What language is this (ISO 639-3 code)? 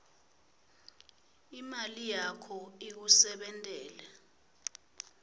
ssw